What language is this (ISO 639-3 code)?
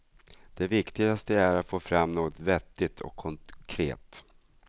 swe